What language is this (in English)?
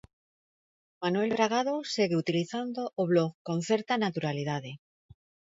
Galician